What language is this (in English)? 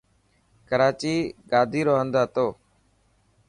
Dhatki